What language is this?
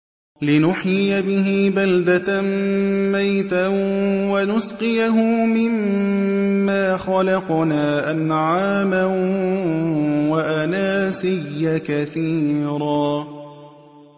Arabic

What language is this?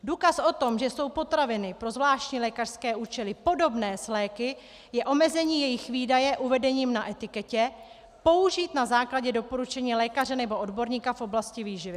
Czech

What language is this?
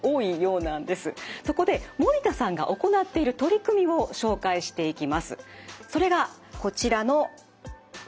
Japanese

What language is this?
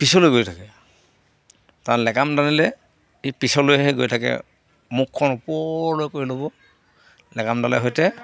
Assamese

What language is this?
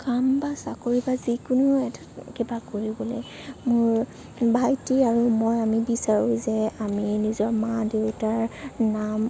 Assamese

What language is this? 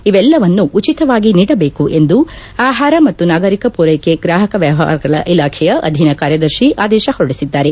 Kannada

